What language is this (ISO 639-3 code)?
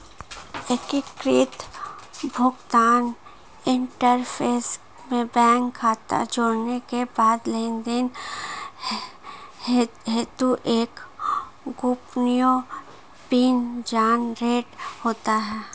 hin